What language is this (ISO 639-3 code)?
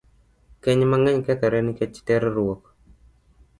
luo